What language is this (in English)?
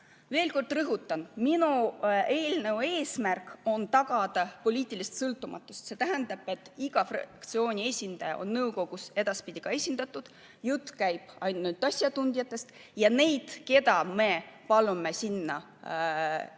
Estonian